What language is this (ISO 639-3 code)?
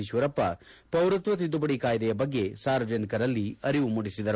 kan